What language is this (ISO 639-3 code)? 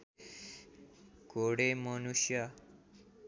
nep